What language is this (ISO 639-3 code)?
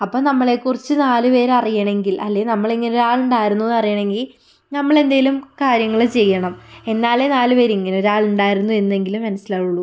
mal